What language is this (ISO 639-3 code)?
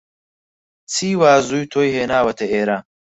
ckb